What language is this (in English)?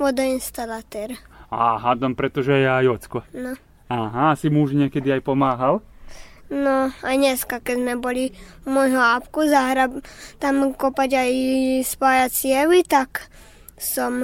Slovak